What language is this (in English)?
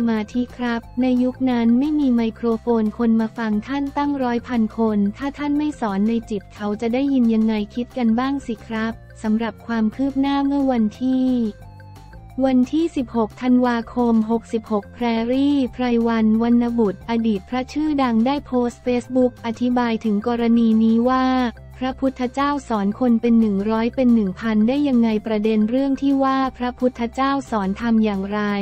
Thai